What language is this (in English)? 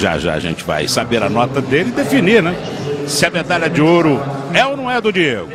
Portuguese